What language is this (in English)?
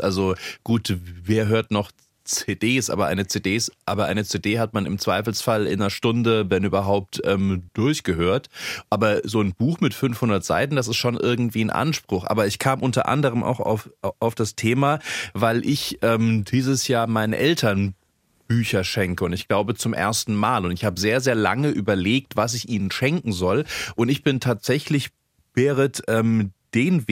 German